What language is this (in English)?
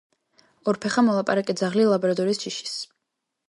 Georgian